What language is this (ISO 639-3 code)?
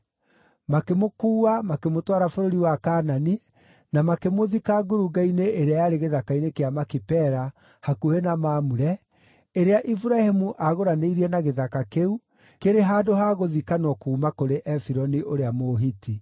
kik